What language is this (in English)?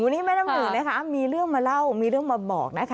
Thai